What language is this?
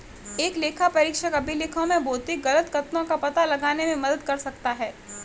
Hindi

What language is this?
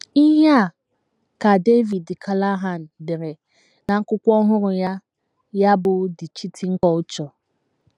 Igbo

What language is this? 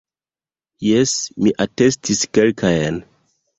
Esperanto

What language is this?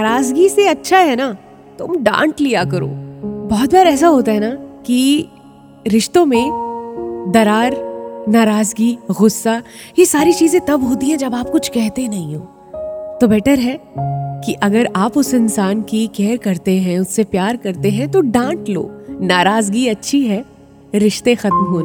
Hindi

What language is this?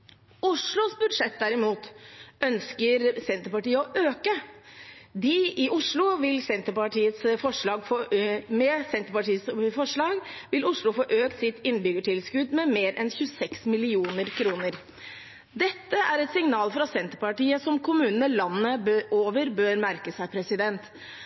Norwegian Bokmål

